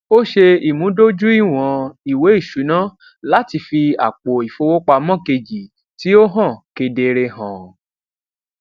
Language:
Yoruba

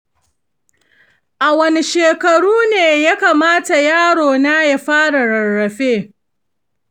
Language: Hausa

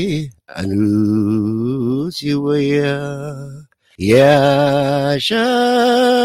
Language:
Amharic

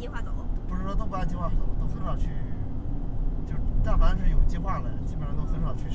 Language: Chinese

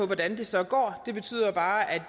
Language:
Danish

